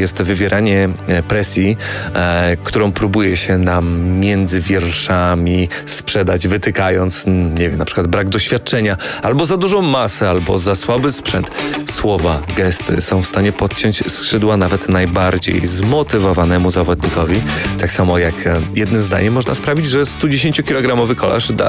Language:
Polish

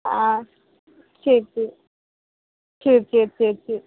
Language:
Tamil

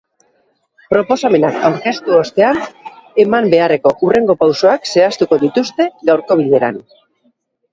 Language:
Basque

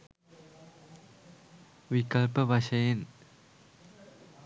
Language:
Sinhala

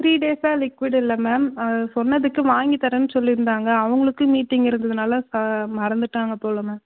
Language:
Tamil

